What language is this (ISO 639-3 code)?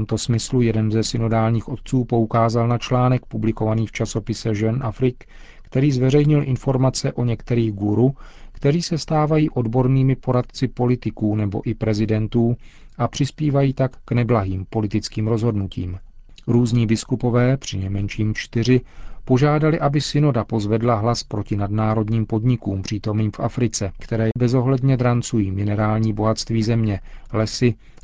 ces